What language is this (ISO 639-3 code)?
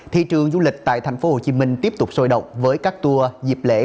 vie